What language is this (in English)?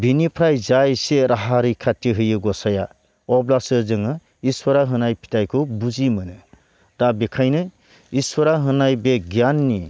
Bodo